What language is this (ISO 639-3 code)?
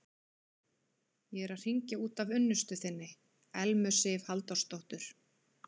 isl